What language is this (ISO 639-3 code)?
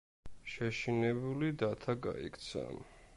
kat